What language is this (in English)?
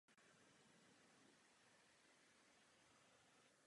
Czech